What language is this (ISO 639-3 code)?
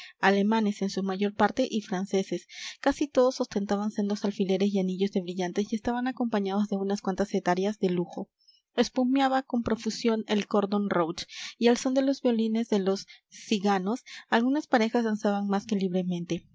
spa